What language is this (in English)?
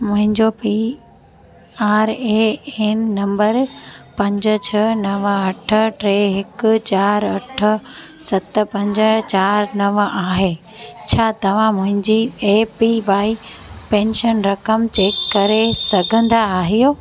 Sindhi